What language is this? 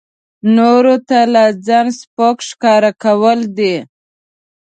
Pashto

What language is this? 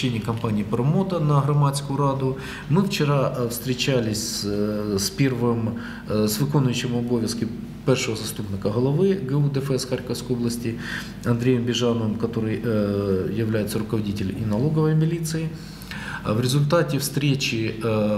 Russian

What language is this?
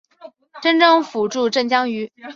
Chinese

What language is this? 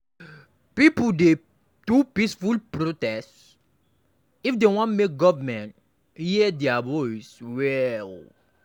Nigerian Pidgin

